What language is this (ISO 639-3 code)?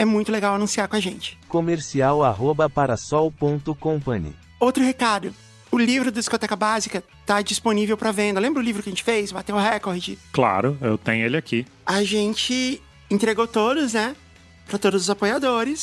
por